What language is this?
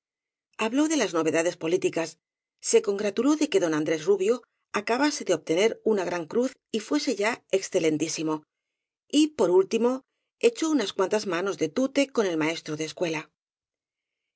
Spanish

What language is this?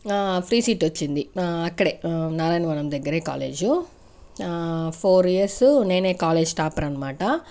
Telugu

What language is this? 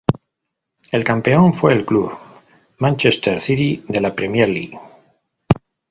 Spanish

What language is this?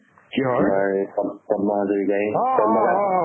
Assamese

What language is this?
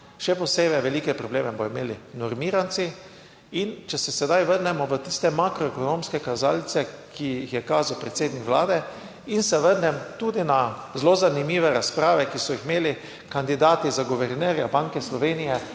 Slovenian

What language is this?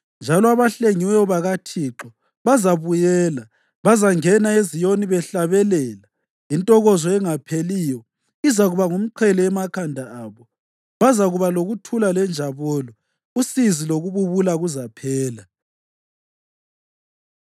North Ndebele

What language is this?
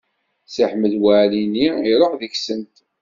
Kabyle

